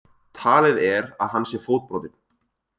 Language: Icelandic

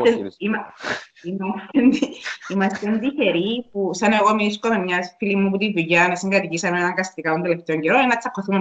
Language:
Greek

